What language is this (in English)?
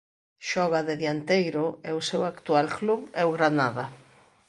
Galician